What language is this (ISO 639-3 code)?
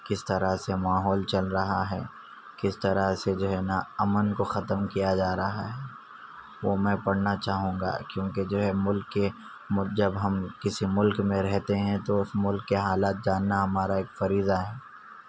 urd